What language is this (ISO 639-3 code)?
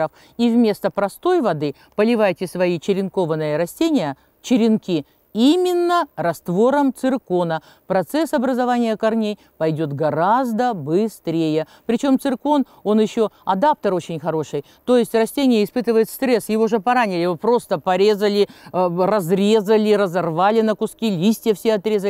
rus